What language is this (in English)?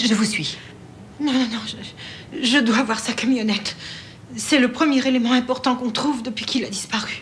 French